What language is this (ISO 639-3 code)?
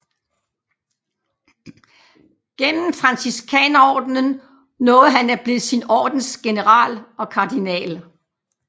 dan